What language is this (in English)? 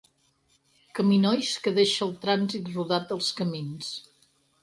Catalan